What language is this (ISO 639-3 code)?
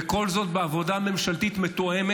heb